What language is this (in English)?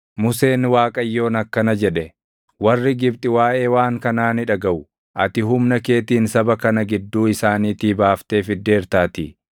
Oromo